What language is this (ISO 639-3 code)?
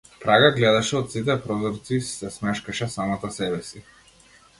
mkd